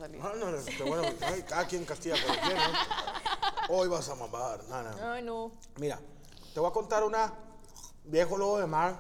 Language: Spanish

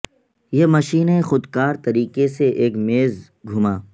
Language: Urdu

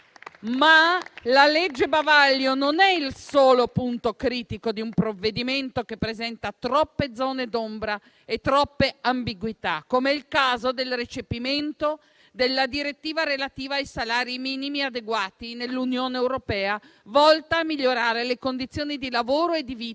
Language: Italian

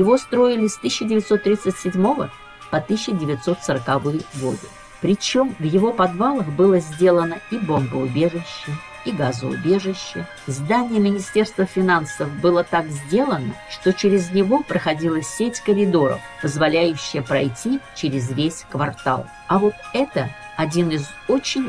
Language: Russian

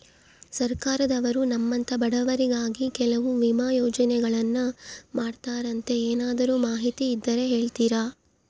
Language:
Kannada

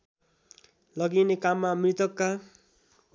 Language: Nepali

